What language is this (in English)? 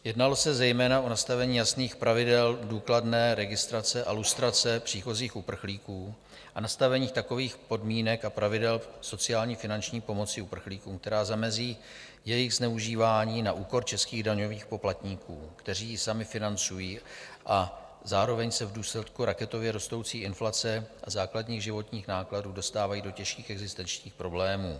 Czech